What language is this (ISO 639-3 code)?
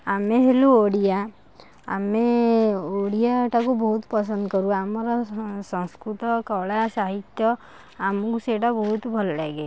ori